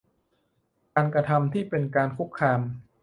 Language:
Thai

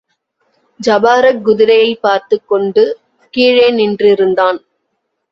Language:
Tamil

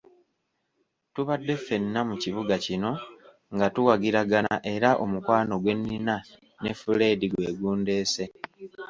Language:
Ganda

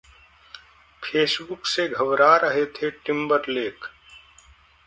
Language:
Hindi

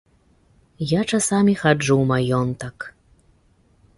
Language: Belarusian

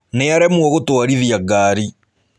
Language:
Kikuyu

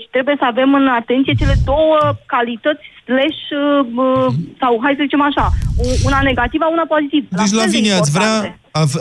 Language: Romanian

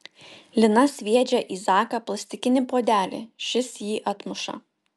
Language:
Lithuanian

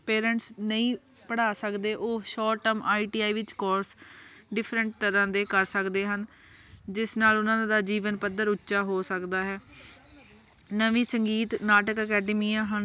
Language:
Punjabi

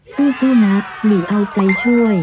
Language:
Thai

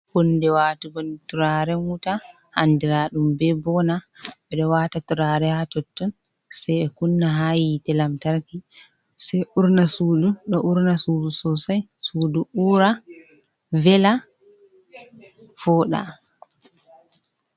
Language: Fula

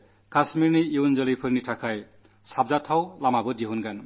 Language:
Malayalam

